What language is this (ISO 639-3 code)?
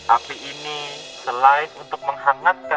ind